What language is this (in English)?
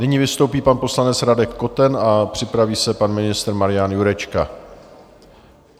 Czech